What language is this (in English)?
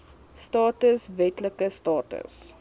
Afrikaans